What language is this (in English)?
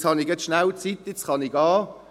Swiss German